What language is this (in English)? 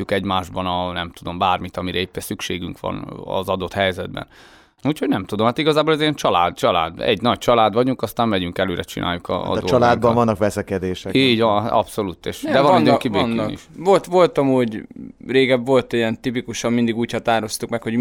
Hungarian